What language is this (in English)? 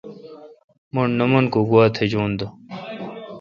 Kalkoti